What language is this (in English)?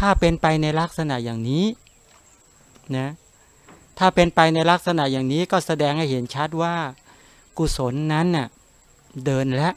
Thai